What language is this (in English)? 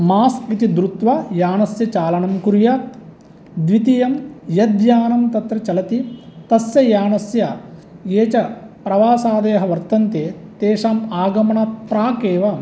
Sanskrit